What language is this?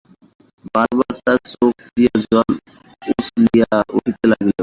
Bangla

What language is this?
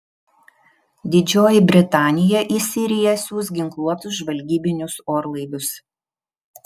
Lithuanian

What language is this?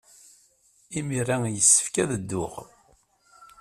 Kabyle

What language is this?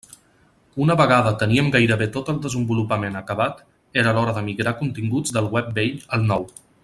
Catalan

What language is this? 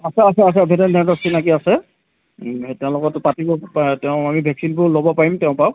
Assamese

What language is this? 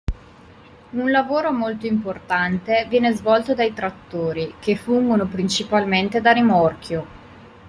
Italian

